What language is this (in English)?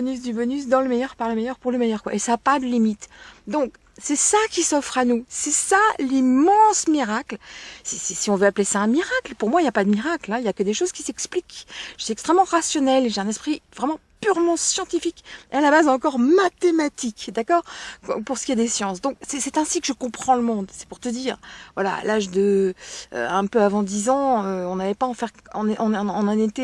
French